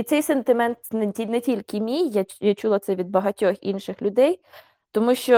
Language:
Ukrainian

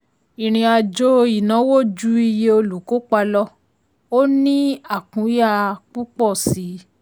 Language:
Yoruba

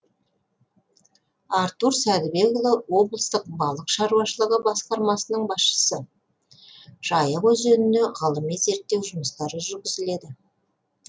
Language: Kazakh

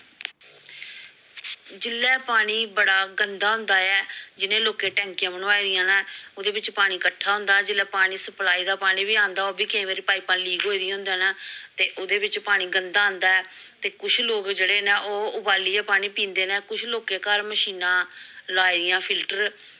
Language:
Dogri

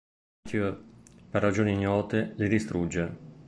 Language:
Italian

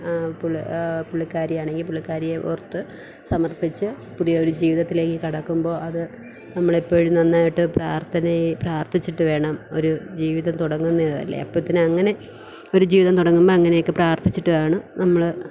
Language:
Malayalam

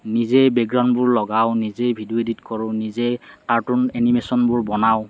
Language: Assamese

